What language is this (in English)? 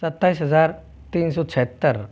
Hindi